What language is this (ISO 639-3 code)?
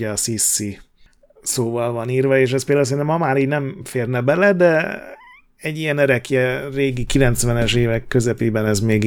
hun